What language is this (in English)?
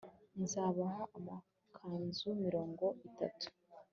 Kinyarwanda